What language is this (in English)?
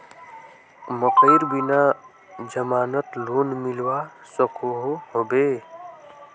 Magahi